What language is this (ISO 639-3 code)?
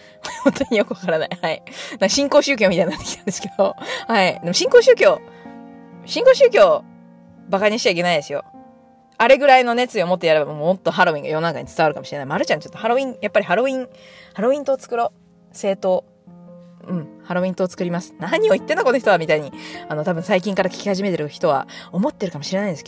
jpn